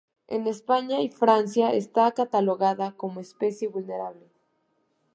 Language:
Spanish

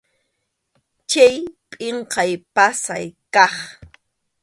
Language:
Arequipa-La Unión Quechua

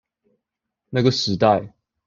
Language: Chinese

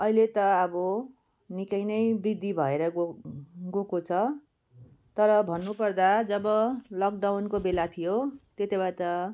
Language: Nepali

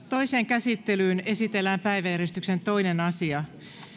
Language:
Finnish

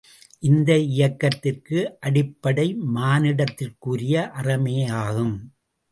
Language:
Tamil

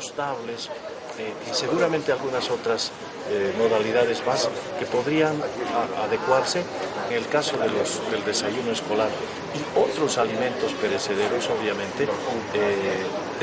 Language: Spanish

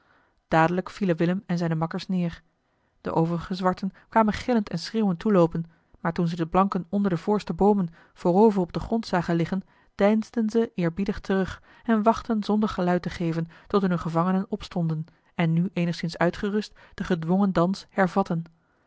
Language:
Dutch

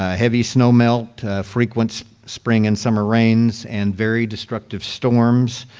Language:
English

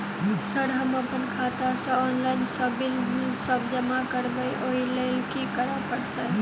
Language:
Maithili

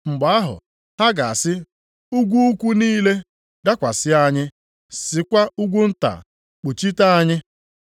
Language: Igbo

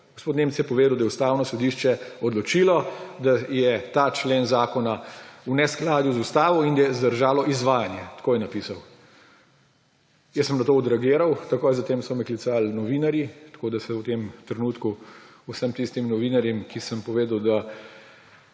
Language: Slovenian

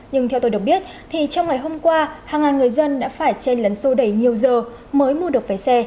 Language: Vietnamese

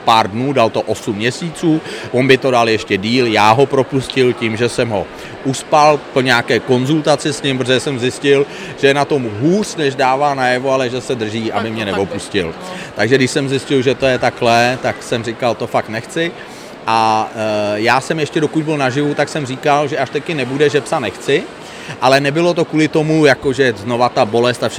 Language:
Czech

